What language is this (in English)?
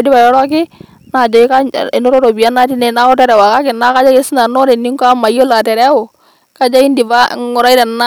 Masai